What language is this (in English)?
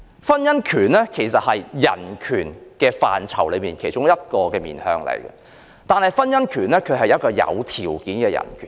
Cantonese